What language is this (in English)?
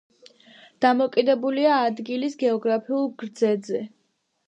Georgian